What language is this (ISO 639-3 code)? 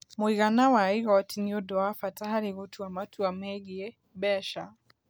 kik